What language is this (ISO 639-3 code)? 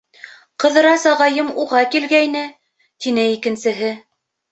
bak